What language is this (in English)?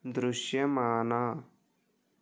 Telugu